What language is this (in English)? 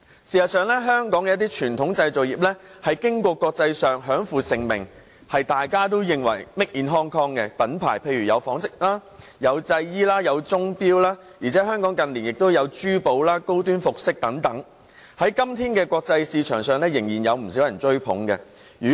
Cantonese